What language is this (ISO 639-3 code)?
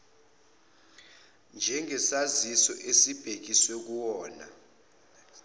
zul